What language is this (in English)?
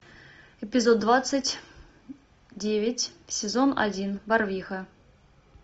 Russian